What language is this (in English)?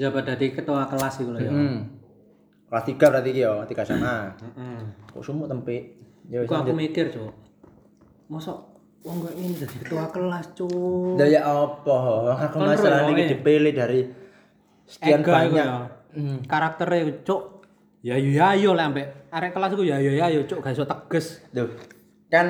Indonesian